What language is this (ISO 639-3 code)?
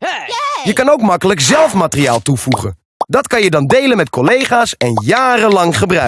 nld